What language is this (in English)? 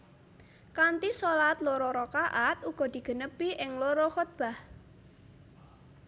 Javanese